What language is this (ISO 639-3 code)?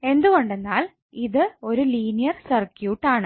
mal